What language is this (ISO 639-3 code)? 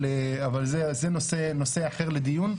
heb